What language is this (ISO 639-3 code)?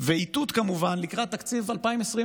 heb